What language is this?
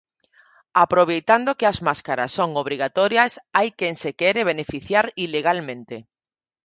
Galician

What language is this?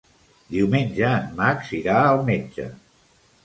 Catalan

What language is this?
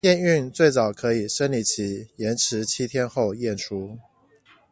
Chinese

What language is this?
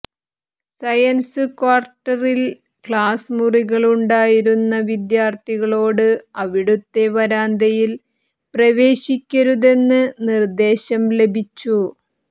Malayalam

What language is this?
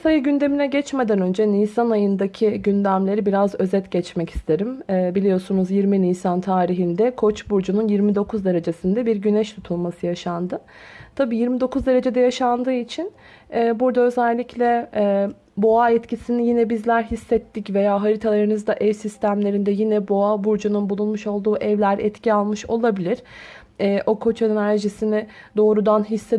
Turkish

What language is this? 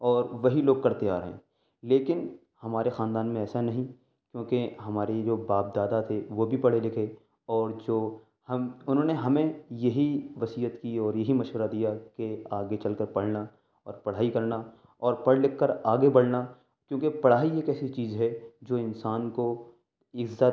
Urdu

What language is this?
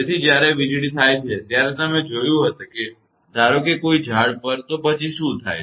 Gujarati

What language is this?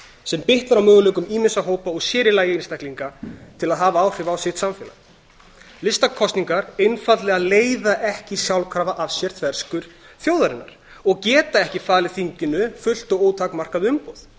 Icelandic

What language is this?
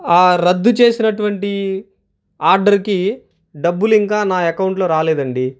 Telugu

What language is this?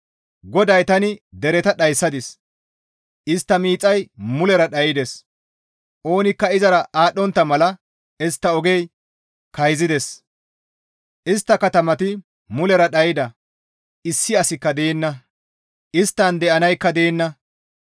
Gamo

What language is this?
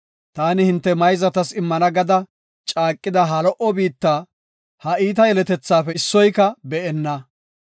Gofa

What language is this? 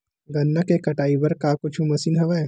Chhattisgarhi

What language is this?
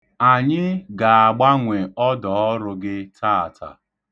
Igbo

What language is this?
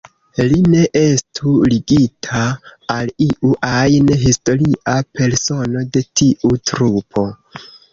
Esperanto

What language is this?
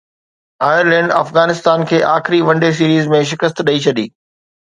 Sindhi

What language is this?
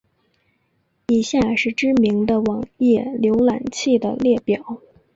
Chinese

